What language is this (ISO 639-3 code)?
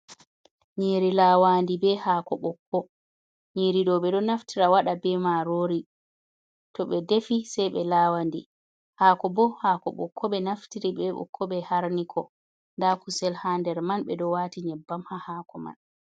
ful